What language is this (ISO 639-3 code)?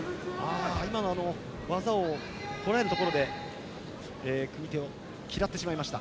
jpn